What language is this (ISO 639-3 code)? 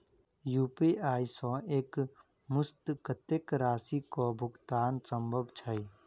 mai